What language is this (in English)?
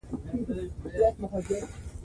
Pashto